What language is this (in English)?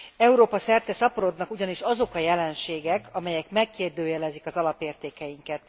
Hungarian